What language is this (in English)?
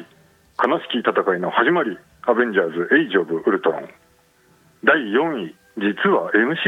Japanese